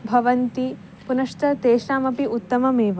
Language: Sanskrit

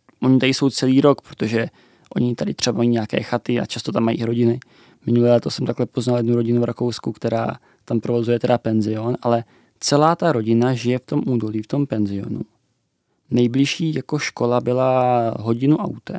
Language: Czech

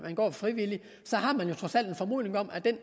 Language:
Danish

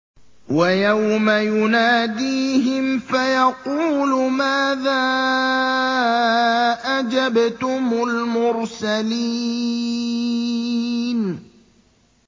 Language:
Arabic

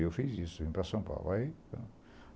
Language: Portuguese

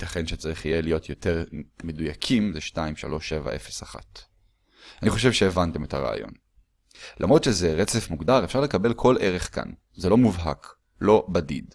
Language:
Hebrew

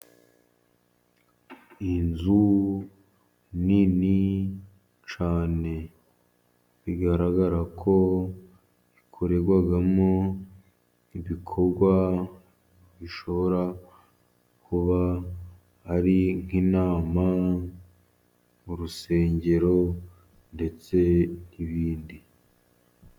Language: Kinyarwanda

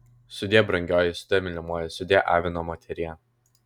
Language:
Lithuanian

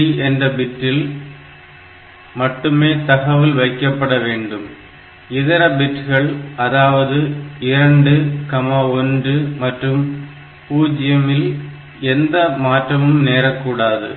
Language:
Tamil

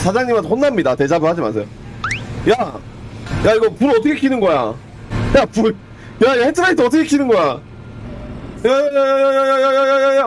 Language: Korean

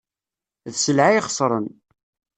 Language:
Kabyle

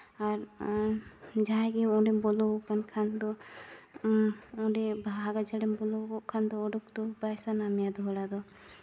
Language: Santali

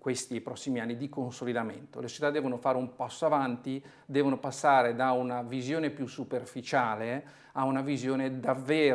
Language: Italian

